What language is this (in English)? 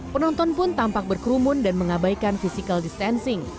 Indonesian